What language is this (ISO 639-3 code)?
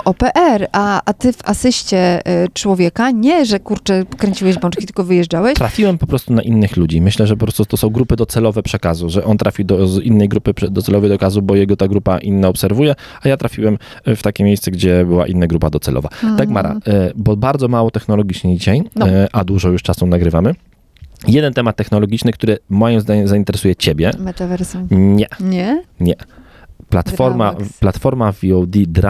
pol